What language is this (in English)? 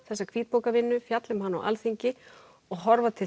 Icelandic